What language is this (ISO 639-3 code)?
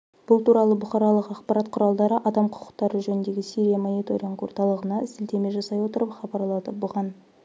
kaz